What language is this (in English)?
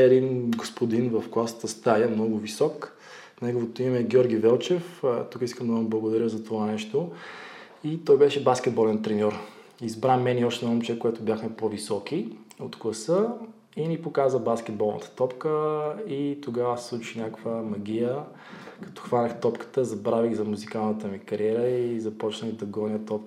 Bulgarian